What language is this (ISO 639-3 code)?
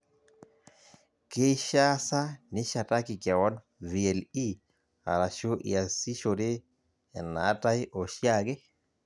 mas